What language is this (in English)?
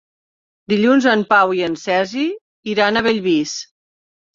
Catalan